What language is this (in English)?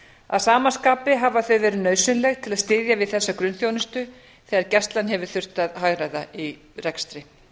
Icelandic